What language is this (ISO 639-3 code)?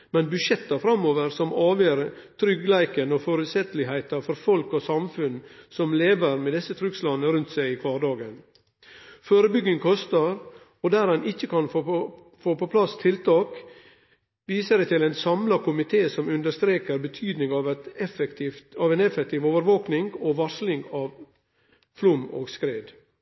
nno